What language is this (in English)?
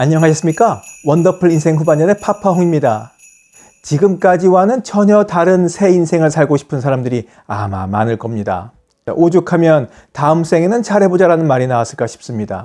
Korean